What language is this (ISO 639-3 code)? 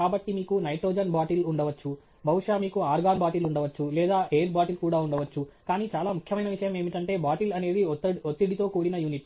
tel